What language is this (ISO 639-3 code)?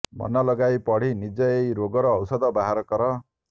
ori